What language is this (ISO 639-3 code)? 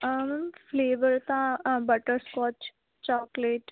pan